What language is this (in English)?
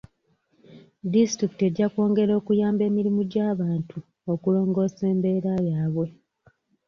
Ganda